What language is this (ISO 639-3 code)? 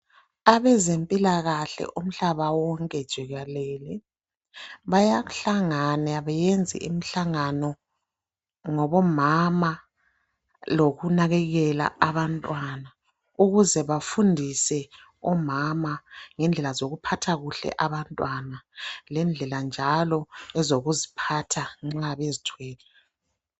nde